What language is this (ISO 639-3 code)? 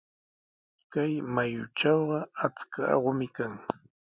qws